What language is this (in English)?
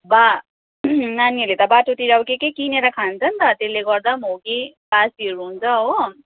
Nepali